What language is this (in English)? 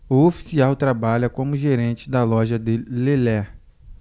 Portuguese